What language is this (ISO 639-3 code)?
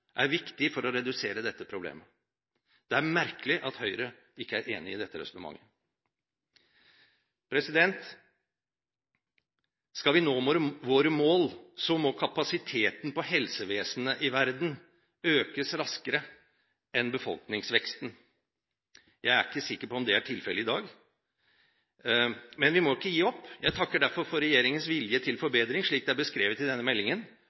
nob